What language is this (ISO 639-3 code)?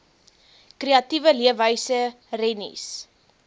afr